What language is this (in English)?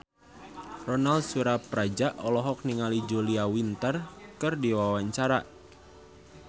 Sundanese